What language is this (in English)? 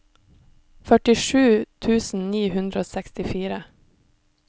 Norwegian